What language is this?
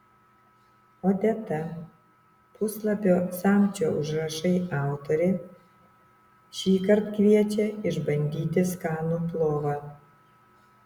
Lithuanian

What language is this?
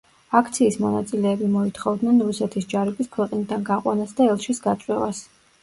Georgian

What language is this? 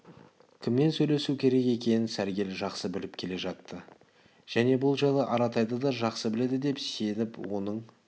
Kazakh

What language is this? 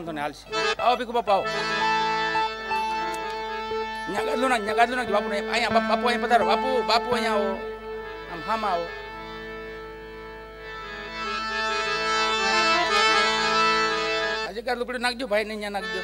Gujarati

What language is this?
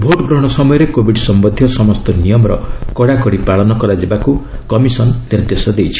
Odia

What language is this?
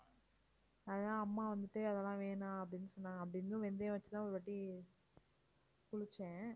Tamil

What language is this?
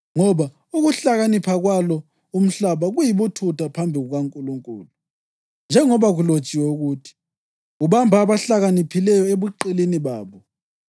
North Ndebele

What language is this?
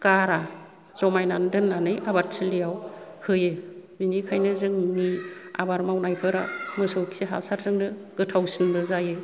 Bodo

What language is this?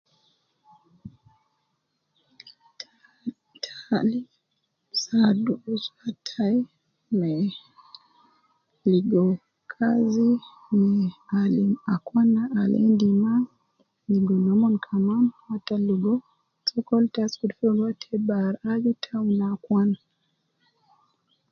Nubi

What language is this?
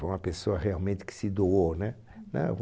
Portuguese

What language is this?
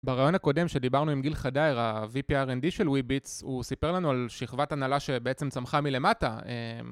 Hebrew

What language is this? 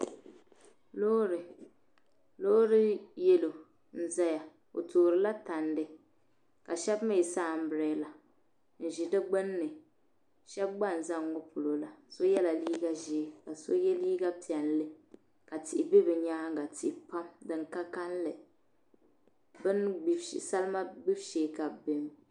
Dagbani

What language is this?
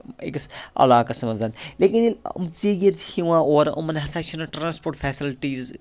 Kashmiri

